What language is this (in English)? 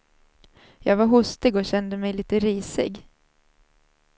Swedish